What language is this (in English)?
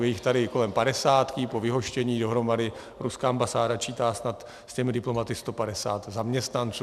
Czech